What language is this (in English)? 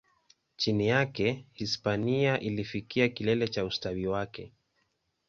Swahili